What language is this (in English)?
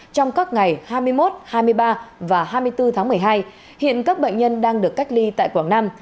Vietnamese